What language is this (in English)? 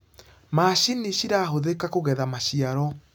Kikuyu